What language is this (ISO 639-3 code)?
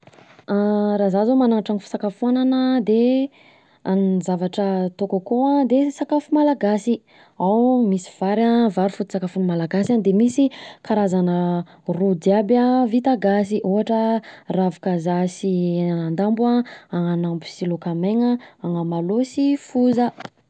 bzc